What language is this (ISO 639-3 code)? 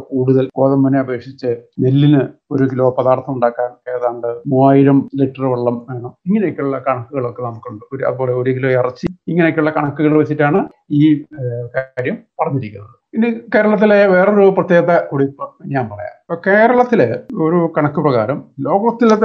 mal